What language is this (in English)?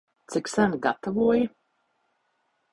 Latvian